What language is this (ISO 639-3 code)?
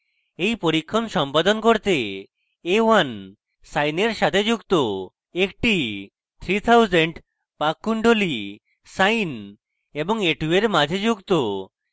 ben